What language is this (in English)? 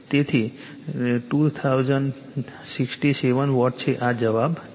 Gujarati